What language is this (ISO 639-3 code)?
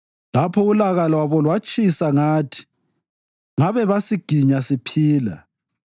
nde